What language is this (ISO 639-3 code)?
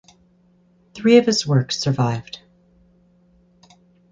eng